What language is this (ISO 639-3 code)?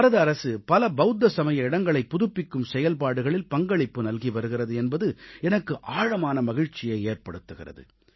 tam